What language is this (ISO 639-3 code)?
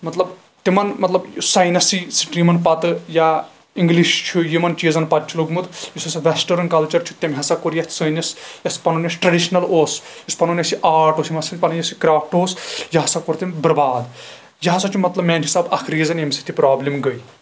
kas